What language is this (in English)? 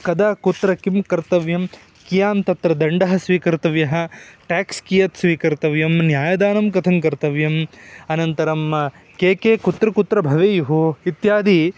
Sanskrit